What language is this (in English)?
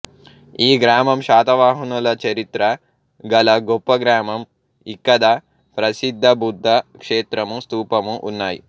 Telugu